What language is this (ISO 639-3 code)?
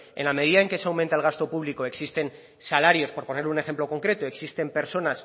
spa